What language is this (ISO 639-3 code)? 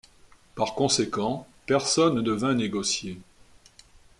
fra